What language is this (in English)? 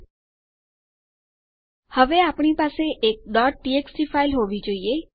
Gujarati